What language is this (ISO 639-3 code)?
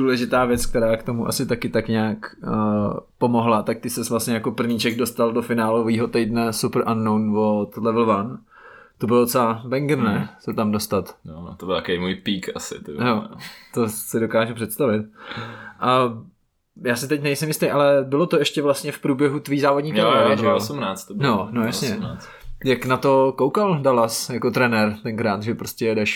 ces